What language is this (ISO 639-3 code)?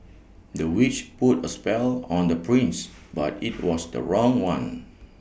eng